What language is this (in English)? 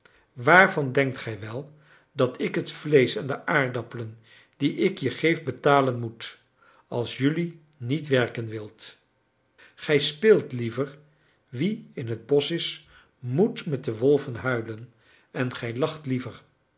Dutch